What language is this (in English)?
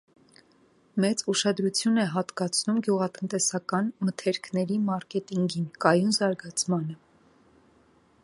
Armenian